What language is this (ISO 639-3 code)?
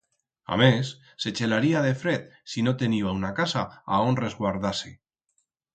arg